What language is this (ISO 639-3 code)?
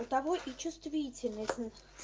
rus